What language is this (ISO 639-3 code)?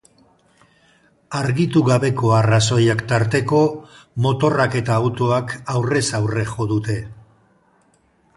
eus